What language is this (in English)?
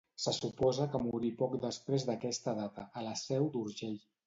Catalan